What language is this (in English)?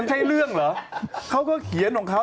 Thai